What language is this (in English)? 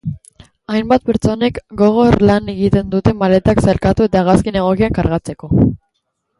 Basque